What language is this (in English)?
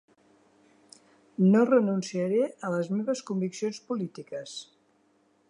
Catalan